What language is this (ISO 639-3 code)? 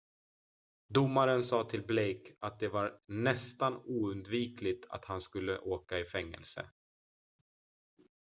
swe